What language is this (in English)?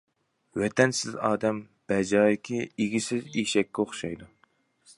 Uyghur